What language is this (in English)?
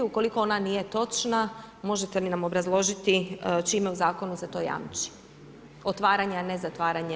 Croatian